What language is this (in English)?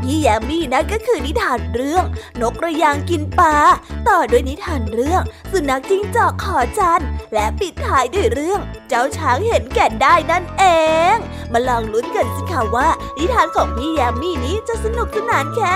Thai